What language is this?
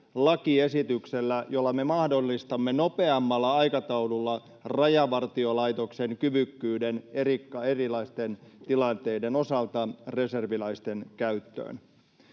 Finnish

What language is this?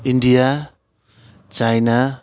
Nepali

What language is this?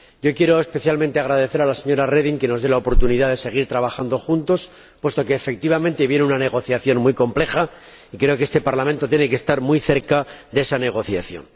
Spanish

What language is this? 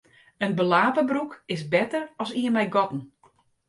Western Frisian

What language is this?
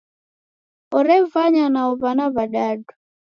Taita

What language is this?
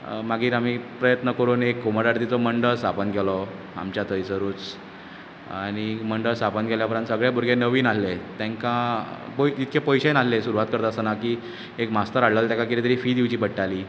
Konkani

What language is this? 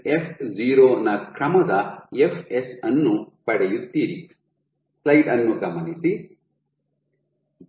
Kannada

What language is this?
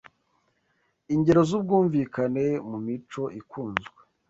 Kinyarwanda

